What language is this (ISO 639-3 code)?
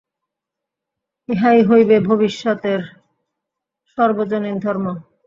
ben